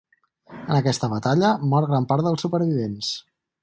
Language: Catalan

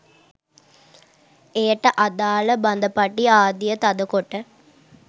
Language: Sinhala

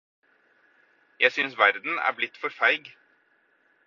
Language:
Norwegian Bokmål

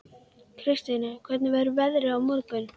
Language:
Icelandic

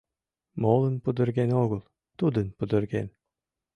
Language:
Mari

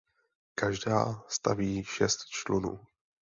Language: Czech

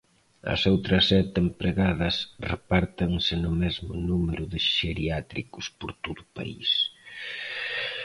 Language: Galician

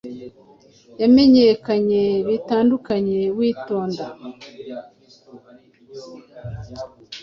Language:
Kinyarwanda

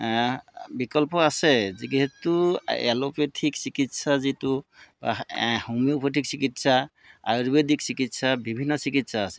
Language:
Assamese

